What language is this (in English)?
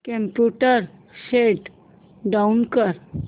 Marathi